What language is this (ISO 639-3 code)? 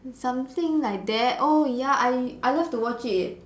eng